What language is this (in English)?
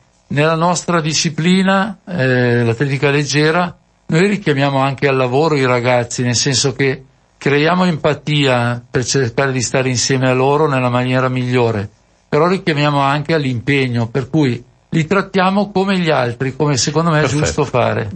Italian